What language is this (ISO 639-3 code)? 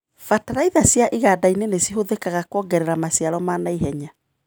kik